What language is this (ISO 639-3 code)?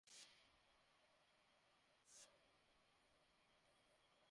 ben